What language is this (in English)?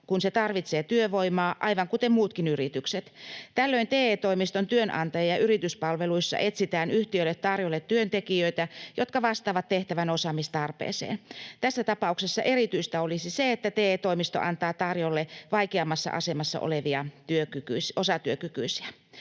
Finnish